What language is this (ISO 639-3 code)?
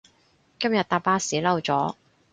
yue